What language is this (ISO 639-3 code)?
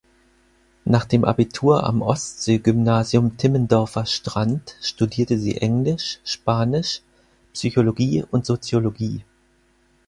deu